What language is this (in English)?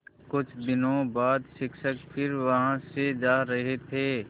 Hindi